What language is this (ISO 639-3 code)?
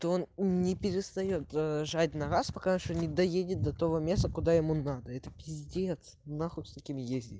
rus